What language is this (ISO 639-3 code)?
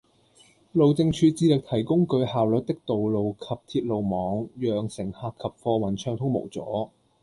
yue